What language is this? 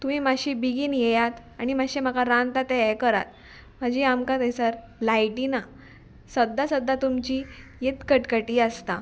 Konkani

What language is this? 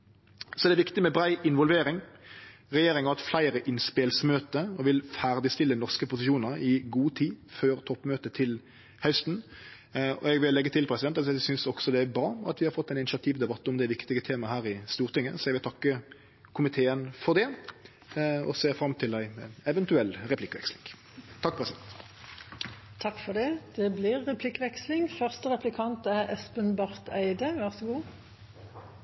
Norwegian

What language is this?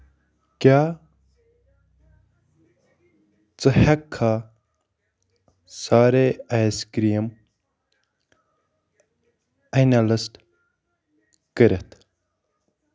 Kashmiri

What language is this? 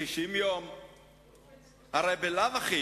Hebrew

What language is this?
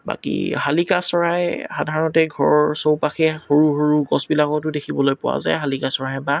Assamese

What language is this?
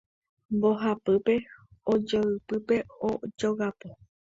Guarani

